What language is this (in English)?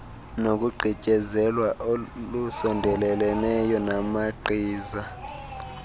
Xhosa